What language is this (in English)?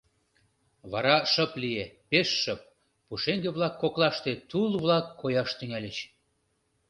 Mari